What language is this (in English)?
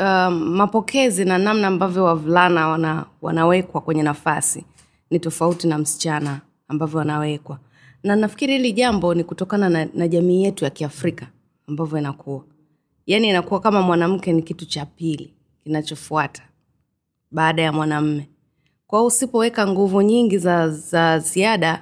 Swahili